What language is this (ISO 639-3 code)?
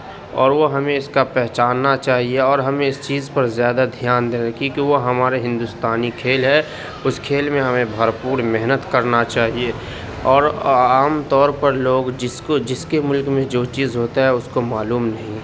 urd